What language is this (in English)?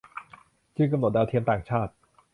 Thai